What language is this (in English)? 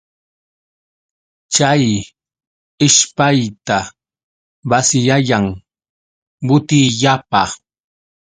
Yauyos Quechua